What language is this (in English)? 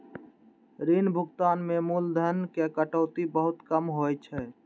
Maithili